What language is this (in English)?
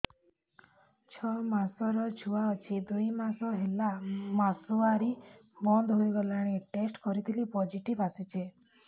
Odia